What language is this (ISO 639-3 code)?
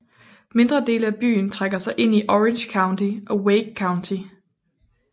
dan